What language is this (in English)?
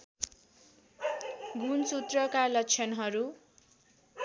Nepali